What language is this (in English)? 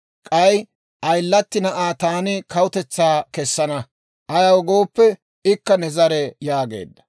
Dawro